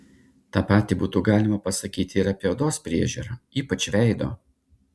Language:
Lithuanian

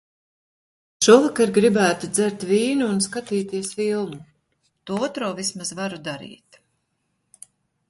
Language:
Latvian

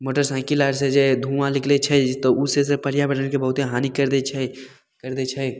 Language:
Maithili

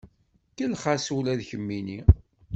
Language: Kabyle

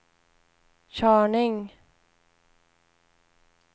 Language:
Swedish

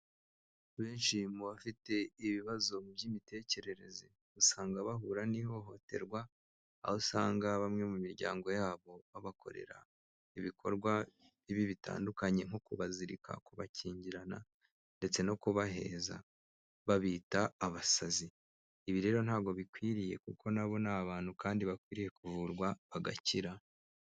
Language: Kinyarwanda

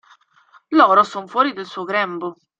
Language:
Italian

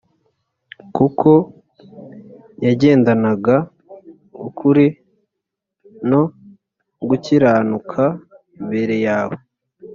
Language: Kinyarwanda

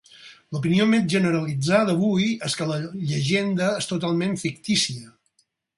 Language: Catalan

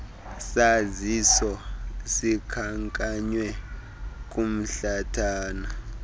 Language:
Xhosa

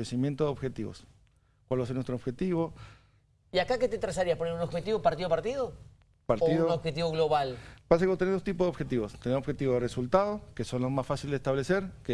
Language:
Spanish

